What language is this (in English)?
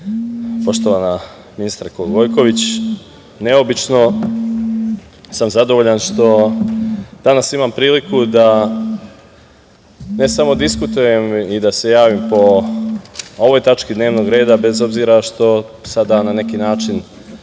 Serbian